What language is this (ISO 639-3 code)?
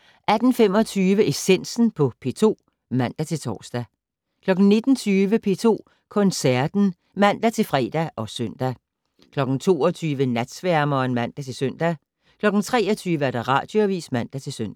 dan